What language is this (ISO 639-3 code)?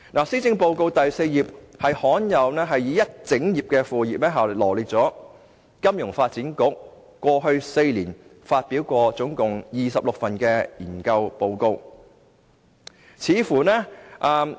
yue